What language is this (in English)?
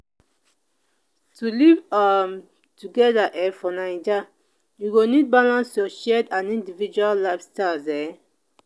Nigerian Pidgin